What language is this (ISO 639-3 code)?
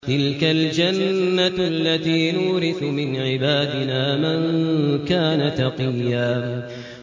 ara